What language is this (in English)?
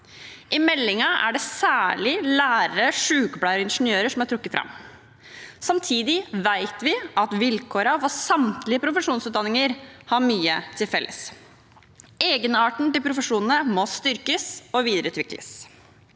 Norwegian